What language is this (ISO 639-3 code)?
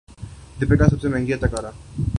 urd